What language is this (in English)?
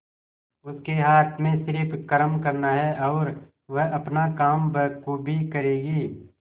Hindi